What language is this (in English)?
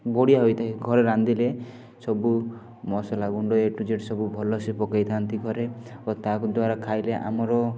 Odia